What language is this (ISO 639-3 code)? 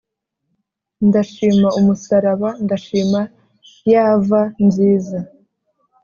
kin